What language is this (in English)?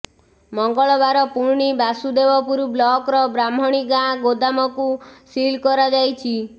Odia